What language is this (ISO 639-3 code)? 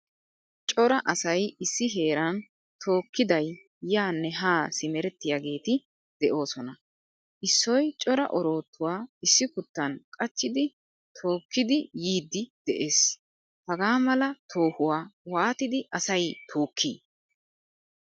wal